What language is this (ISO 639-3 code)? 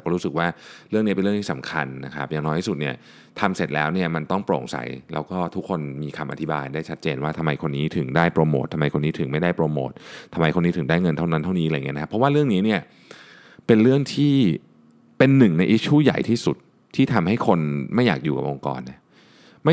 tha